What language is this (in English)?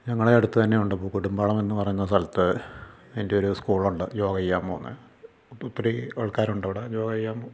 Malayalam